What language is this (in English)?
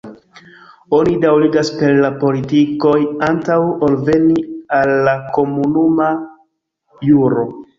Esperanto